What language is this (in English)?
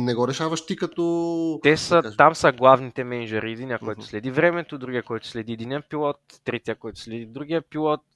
Bulgarian